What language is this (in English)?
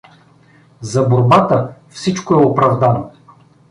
Bulgarian